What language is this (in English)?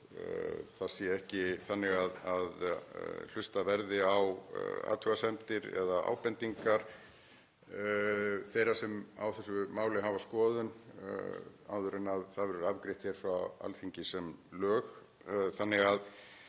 Icelandic